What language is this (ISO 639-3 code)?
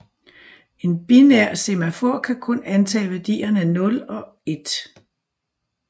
dan